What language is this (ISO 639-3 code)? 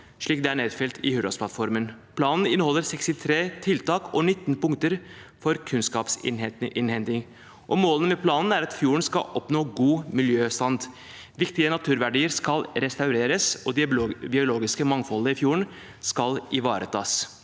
nor